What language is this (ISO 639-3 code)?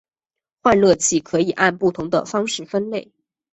zho